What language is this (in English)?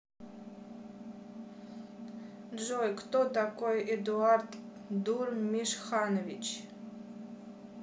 Russian